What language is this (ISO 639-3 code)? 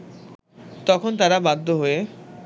ben